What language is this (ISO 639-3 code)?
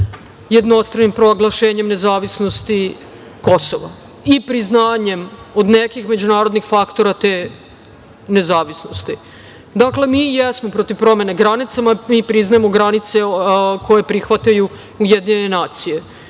srp